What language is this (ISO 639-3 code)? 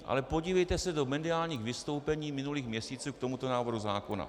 ces